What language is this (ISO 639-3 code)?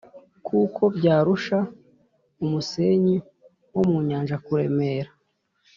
kin